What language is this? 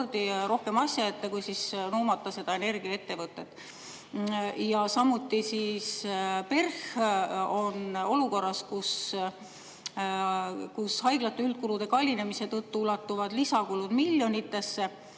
Estonian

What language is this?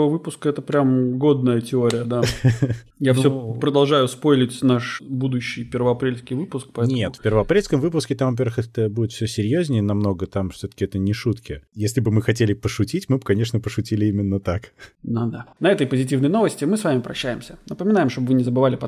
Russian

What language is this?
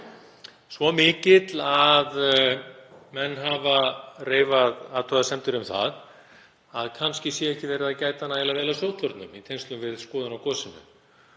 Icelandic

